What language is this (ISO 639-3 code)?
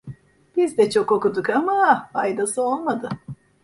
tur